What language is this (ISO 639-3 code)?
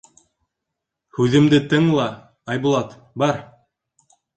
bak